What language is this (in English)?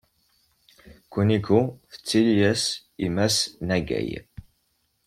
Kabyle